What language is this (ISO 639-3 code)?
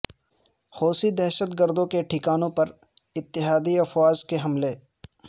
urd